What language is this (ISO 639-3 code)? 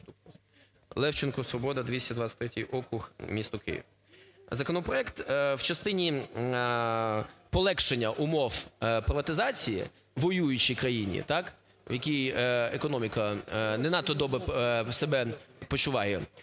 ukr